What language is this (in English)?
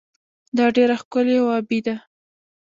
Pashto